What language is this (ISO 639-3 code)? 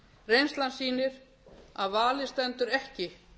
isl